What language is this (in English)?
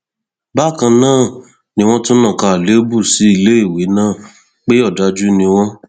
Yoruba